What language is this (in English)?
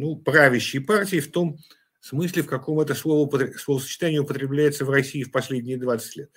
Russian